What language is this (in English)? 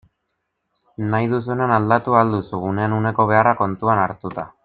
Basque